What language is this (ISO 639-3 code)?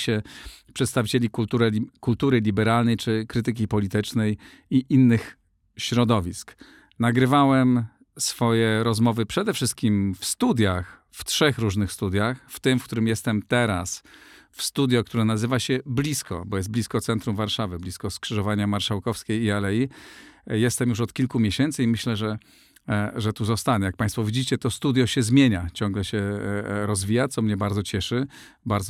pol